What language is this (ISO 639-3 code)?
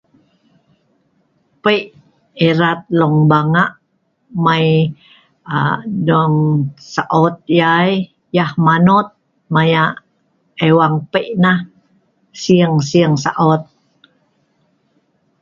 snv